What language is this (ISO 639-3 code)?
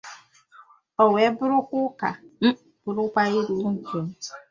ibo